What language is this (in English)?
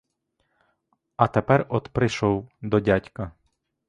Ukrainian